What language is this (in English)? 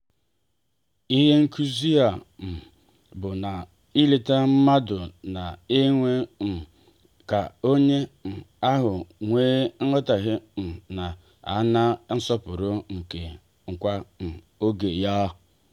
Igbo